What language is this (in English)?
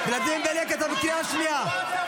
Hebrew